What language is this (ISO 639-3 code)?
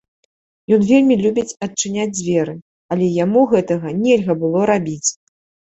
bel